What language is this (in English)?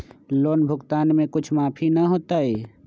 Magahi